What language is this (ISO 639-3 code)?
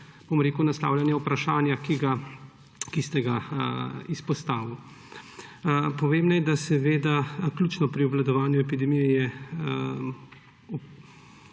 slv